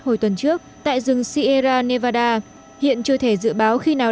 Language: Vietnamese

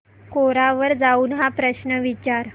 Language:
Marathi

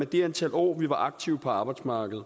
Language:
Danish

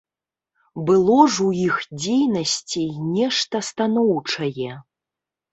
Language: Belarusian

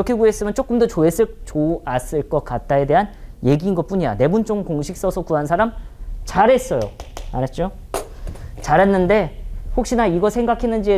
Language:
Korean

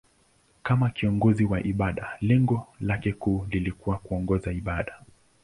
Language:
Swahili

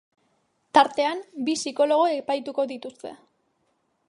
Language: Basque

